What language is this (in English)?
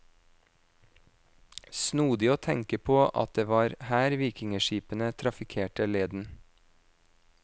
Norwegian